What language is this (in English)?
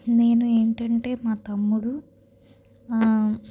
Telugu